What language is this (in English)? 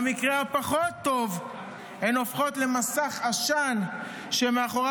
Hebrew